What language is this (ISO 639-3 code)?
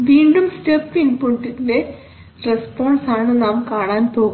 mal